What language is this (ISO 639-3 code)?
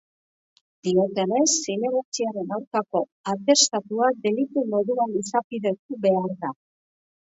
eus